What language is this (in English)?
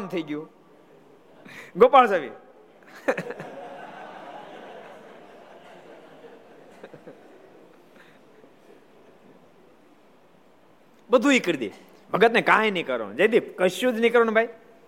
Gujarati